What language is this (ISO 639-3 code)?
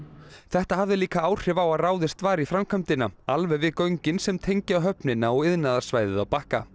isl